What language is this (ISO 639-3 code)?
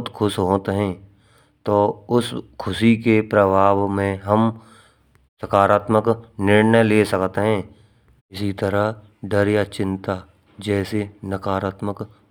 bra